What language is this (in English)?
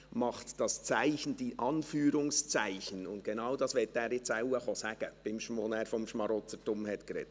Swiss German